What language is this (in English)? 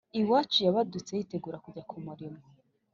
Kinyarwanda